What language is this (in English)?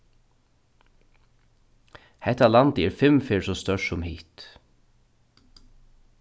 Faroese